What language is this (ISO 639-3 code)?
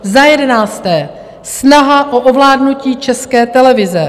ces